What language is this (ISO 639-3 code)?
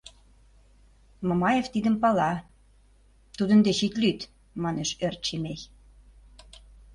chm